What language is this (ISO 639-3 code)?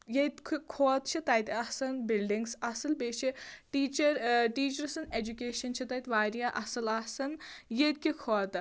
kas